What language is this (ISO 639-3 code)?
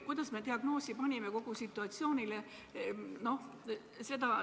est